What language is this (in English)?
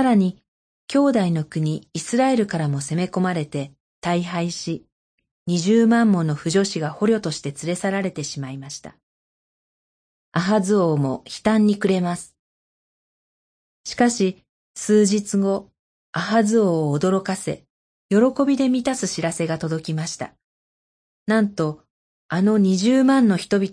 Japanese